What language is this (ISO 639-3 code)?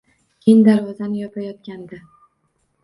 uzb